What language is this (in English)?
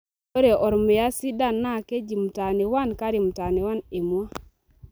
Masai